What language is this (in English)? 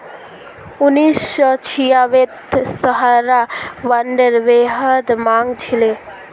Magahi